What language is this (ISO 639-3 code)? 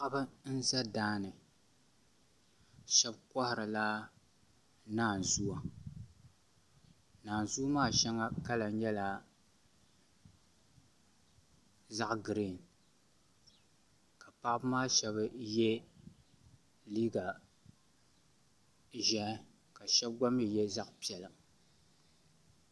dag